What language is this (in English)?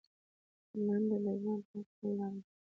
Pashto